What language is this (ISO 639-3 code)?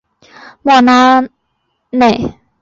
zho